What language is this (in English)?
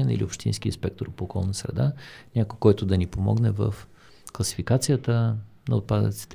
Bulgarian